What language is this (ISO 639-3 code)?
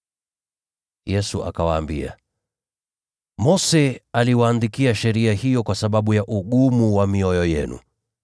swa